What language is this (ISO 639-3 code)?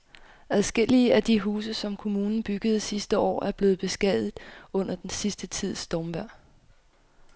dan